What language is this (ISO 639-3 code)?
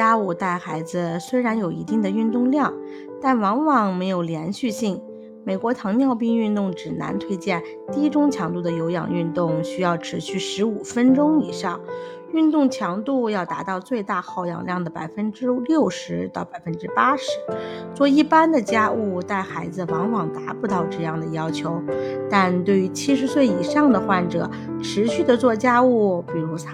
zho